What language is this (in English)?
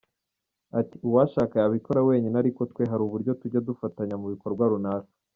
Kinyarwanda